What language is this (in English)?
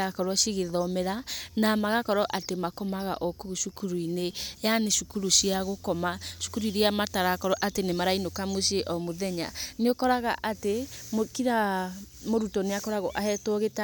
Kikuyu